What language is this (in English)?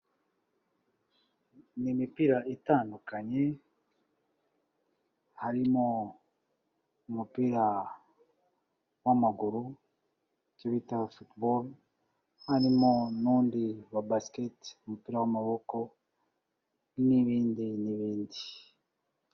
Kinyarwanda